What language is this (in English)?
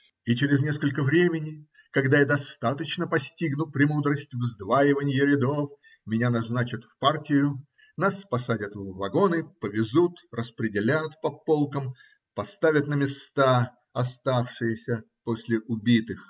Russian